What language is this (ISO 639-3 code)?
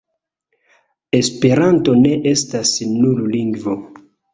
epo